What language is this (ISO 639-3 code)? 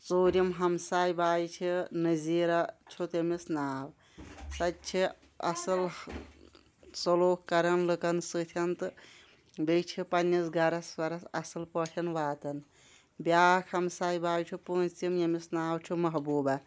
kas